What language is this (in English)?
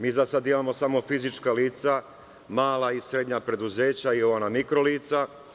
Serbian